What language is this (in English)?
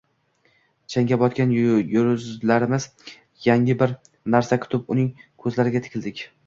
Uzbek